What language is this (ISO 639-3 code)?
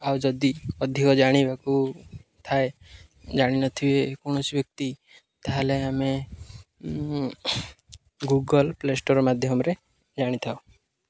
ori